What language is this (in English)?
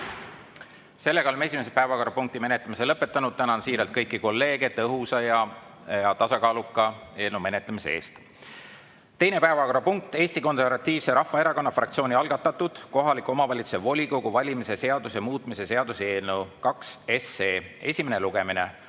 Estonian